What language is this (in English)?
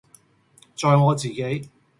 Cantonese